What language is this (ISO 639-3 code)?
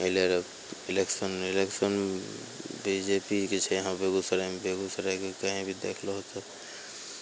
mai